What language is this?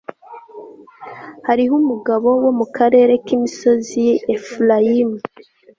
Kinyarwanda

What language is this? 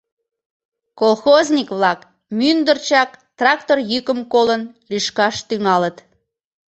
Mari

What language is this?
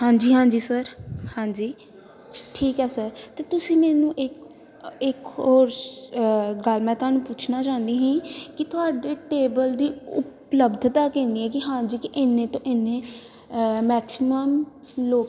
Punjabi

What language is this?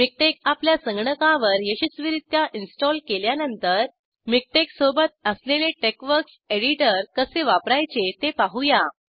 Marathi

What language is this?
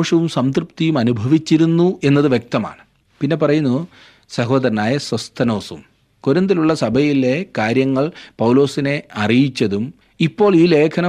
Malayalam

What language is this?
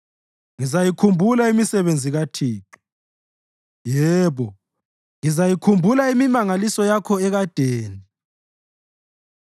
North Ndebele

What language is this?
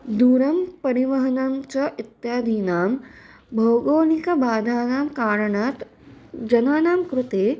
Sanskrit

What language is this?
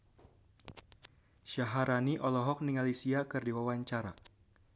Sundanese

